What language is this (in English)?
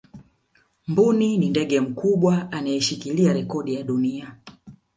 Swahili